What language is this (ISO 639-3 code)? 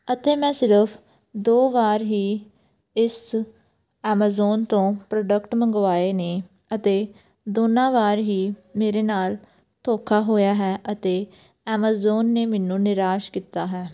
pan